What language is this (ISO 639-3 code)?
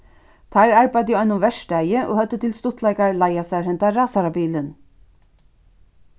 fao